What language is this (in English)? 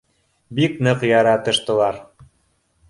Bashkir